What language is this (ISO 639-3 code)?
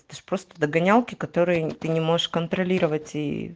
rus